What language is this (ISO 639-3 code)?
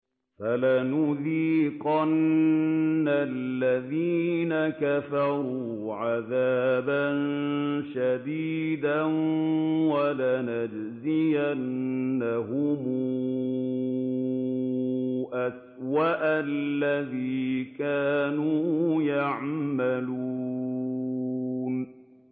ara